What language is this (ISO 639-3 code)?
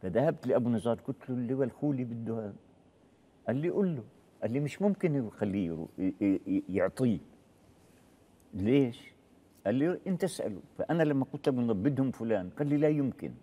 ara